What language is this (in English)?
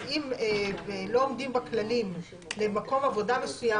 Hebrew